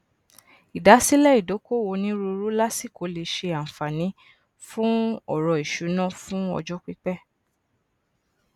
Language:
Yoruba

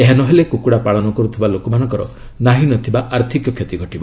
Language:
Odia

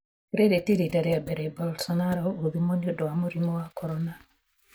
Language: Kikuyu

